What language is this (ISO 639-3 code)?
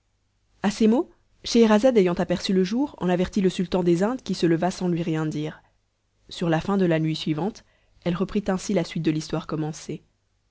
fra